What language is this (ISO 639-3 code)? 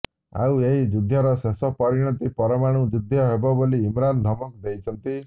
ori